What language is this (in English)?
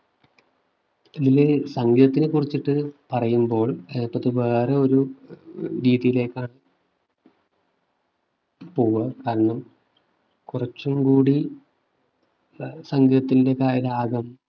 Malayalam